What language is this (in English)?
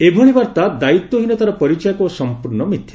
Odia